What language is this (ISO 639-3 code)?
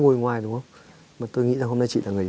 vie